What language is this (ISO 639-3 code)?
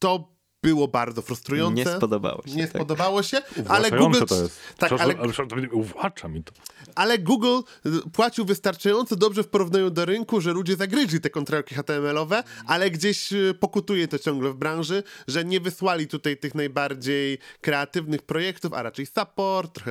pol